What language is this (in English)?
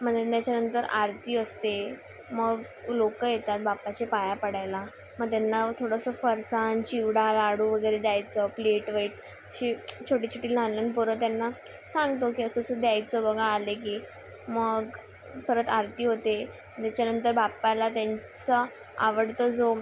Marathi